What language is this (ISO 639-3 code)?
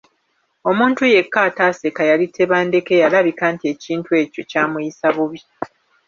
lug